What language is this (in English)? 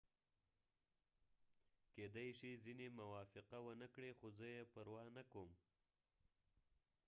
Pashto